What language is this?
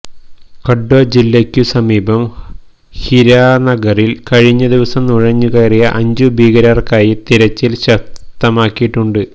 Malayalam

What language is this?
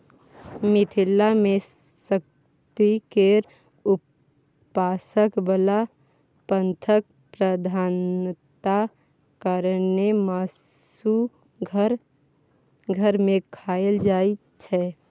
Maithili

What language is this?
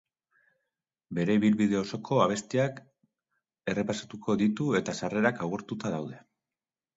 Basque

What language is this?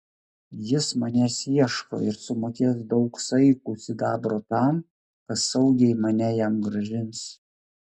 Lithuanian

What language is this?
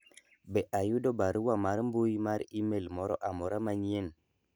Luo (Kenya and Tanzania)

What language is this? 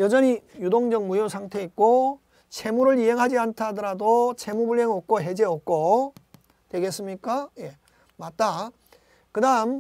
Korean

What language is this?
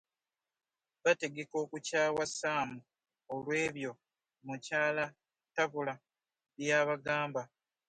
Ganda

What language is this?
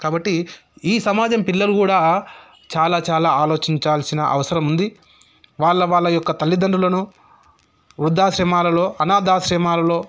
Telugu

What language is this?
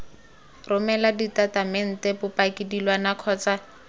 Tswana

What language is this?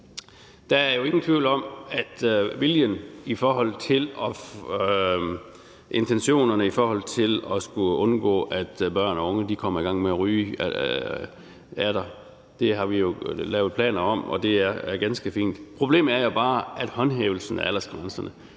Danish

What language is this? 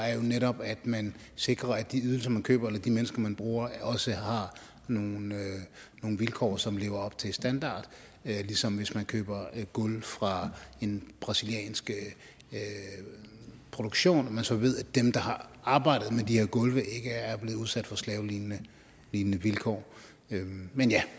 Danish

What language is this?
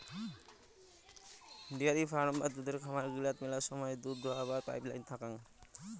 Bangla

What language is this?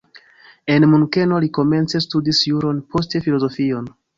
Esperanto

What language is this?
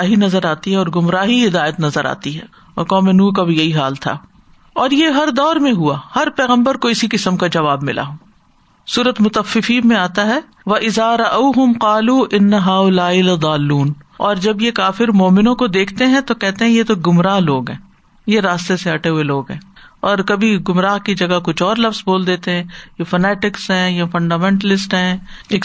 Urdu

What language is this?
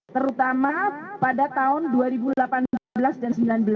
Indonesian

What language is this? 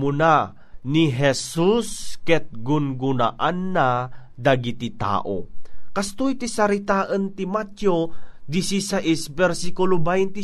Filipino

